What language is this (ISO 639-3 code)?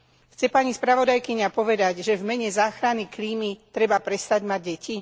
slk